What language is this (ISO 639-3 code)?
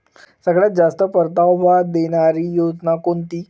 mar